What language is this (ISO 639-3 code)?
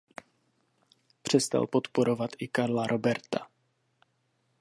ces